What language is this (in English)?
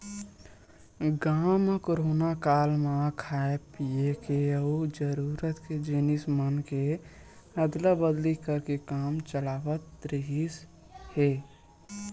Chhattisgarhi